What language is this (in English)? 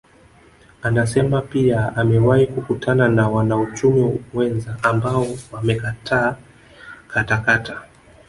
Swahili